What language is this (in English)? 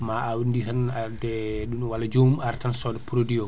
Fula